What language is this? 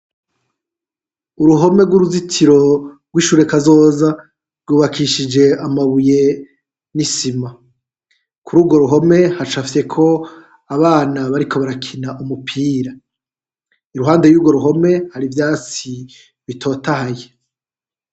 Rundi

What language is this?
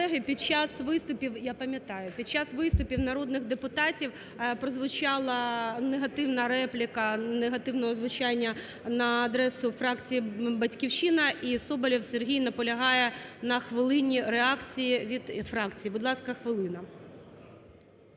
Ukrainian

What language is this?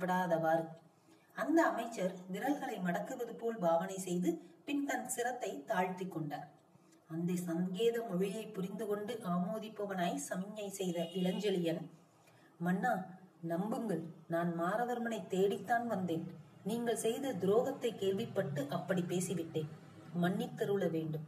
Tamil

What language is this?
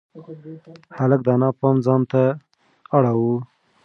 Pashto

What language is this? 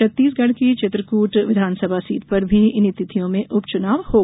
Hindi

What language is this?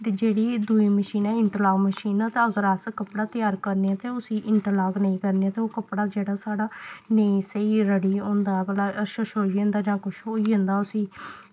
Dogri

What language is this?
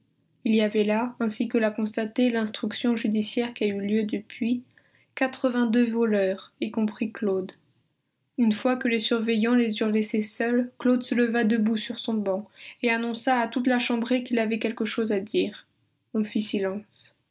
French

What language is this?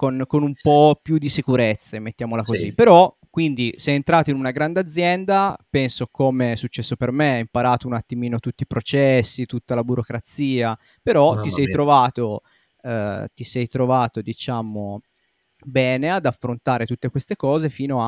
Italian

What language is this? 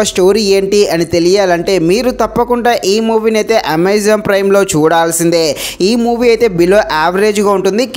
Telugu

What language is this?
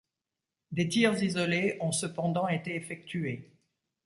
French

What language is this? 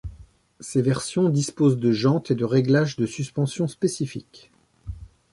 French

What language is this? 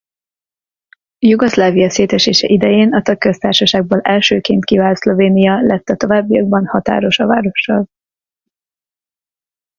Hungarian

